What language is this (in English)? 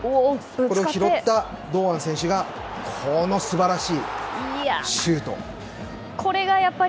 Japanese